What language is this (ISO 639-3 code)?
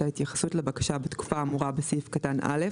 heb